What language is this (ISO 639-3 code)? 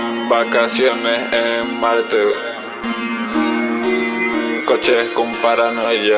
spa